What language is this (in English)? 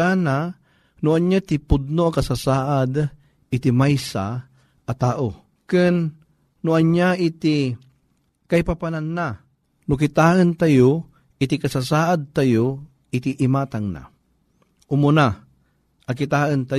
Filipino